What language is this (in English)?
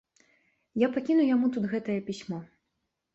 Belarusian